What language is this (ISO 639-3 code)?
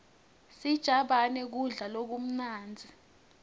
ssw